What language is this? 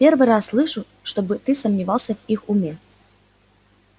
Russian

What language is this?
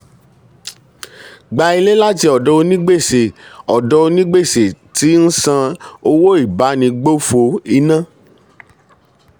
Yoruba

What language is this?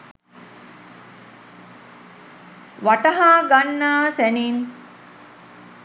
Sinhala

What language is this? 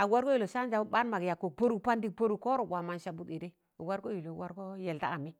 Tangale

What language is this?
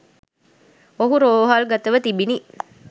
Sinhala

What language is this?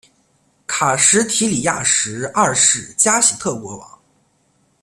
Chinese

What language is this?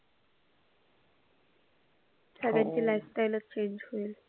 Marathi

